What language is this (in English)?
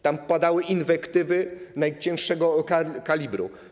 Polish